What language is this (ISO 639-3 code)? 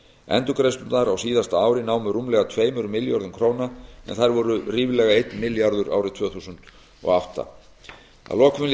isl